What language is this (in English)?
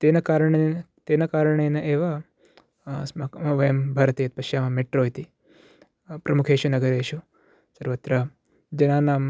Sanskrit